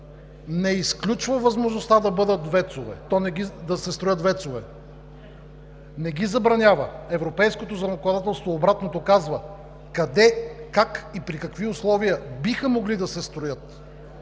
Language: Bulgarian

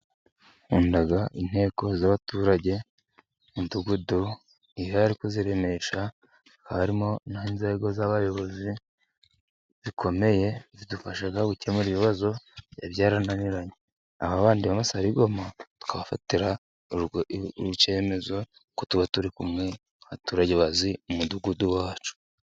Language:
Kinyarwanda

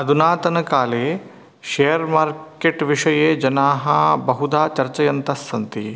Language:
Sanskrit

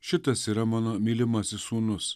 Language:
Lithuanian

